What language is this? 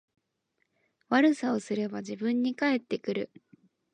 Japanese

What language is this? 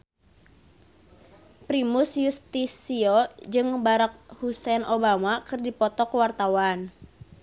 Sundanese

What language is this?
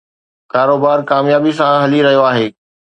Sindhi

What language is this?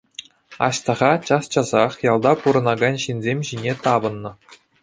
Chuvash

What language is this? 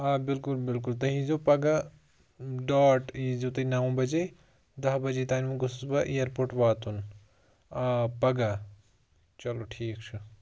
Kashmiri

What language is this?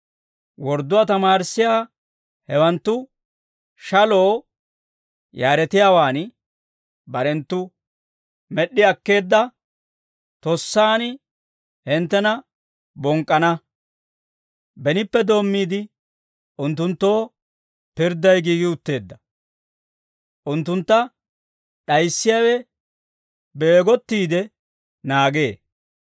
Dawro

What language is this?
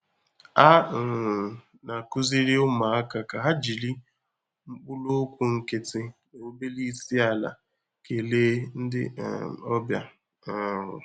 Igbo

